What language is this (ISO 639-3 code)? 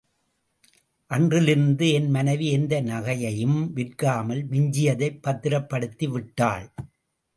tam